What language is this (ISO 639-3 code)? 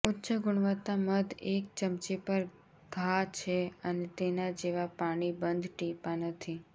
guj